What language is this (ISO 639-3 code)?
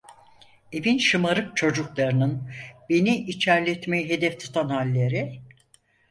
tur